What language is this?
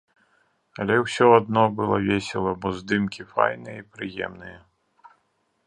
Belarusian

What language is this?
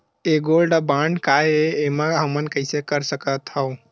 Chhattisgarhi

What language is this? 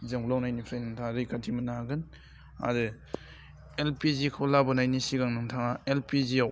Bodo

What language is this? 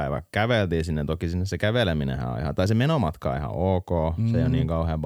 Finnish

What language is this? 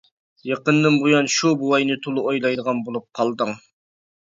Uyghur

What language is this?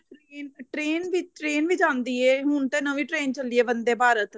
Punjabi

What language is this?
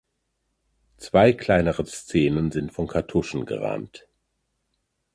German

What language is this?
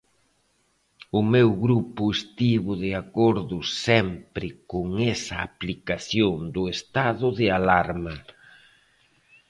Galician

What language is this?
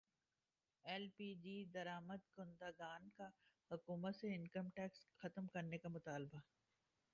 Urdu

